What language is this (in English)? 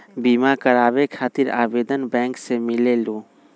Magahi